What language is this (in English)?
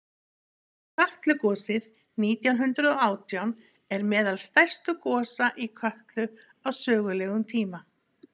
Icelandic